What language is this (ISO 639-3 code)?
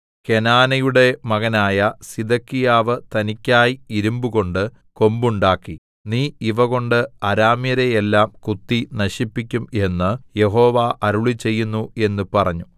mal